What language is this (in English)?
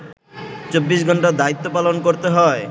Bangla